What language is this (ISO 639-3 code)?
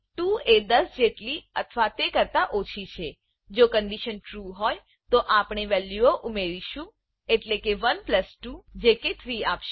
guj